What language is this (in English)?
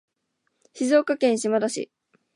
Japanese